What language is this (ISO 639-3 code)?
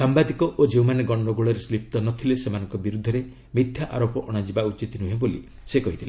ori